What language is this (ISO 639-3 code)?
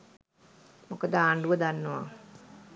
sin